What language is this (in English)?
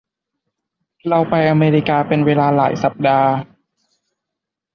Thai